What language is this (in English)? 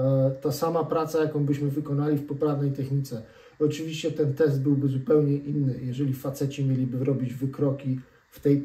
Polish